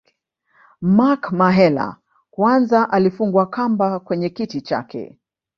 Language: Swahili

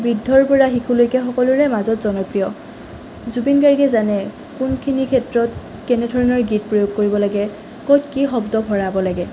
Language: Assamese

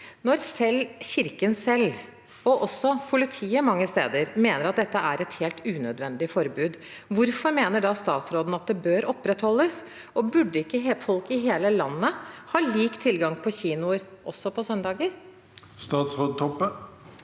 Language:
Norwegian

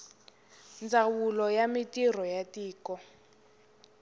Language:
Tsonga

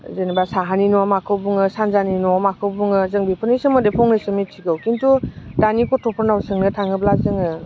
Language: Bodo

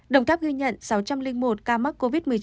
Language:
Vietnamese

